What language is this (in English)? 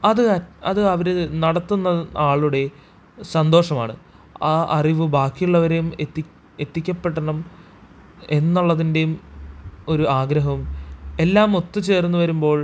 Malayalam